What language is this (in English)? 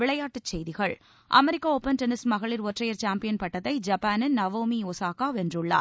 Tamil